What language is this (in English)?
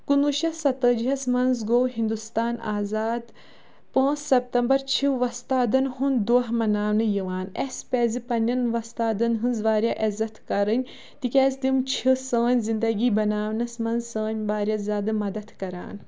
Kashmiri